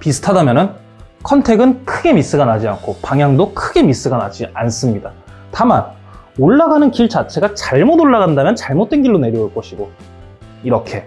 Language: Korean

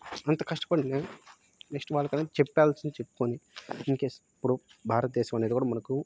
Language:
Telugu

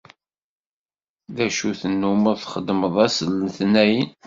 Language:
Kabyle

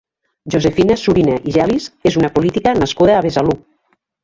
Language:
Catalan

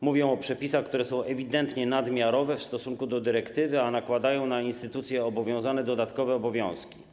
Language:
Polish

